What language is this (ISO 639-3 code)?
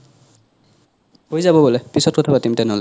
asm